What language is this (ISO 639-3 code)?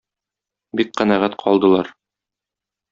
tat